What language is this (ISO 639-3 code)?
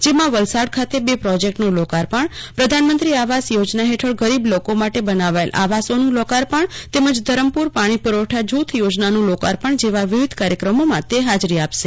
guj